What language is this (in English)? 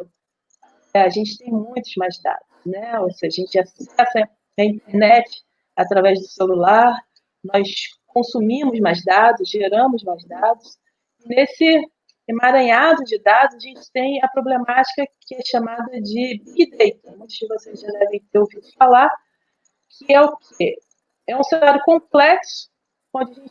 Portuguese